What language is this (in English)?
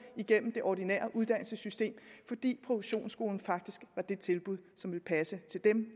Danish